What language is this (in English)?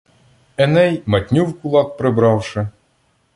Ukrainian